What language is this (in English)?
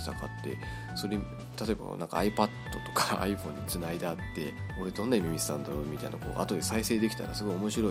Japanese